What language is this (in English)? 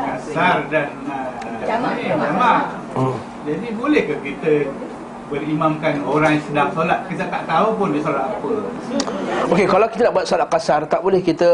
Malay